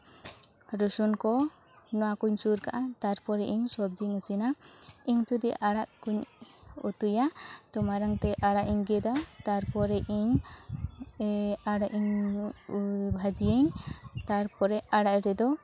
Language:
Santali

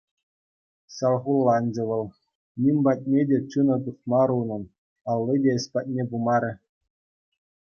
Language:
Chuvash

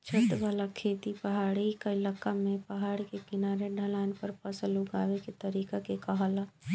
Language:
Bhojpuri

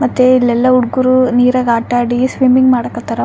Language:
Kannada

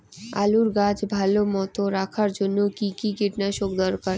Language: Bangla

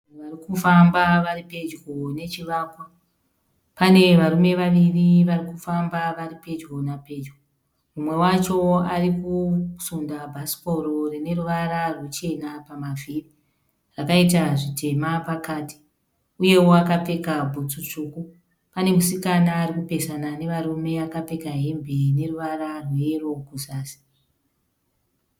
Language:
Shona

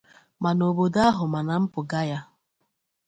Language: Igbo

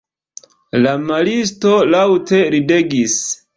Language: Esperanto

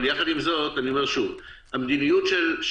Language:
Hebrew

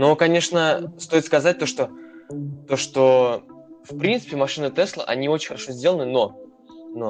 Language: Russian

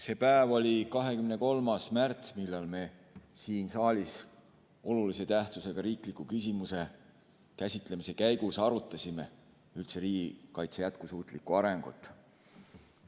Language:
Estonian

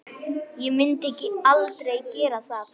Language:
Icelandic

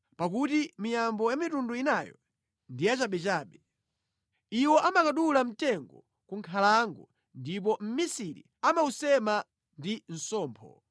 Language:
Nyanja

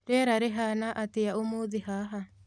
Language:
Kikuyu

